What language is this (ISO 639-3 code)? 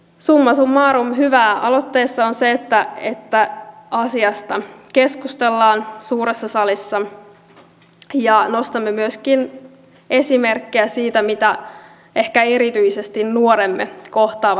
fin